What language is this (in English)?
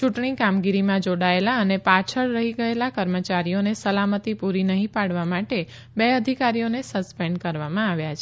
Gujarati